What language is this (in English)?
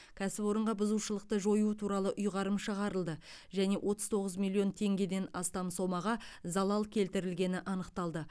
Kazakh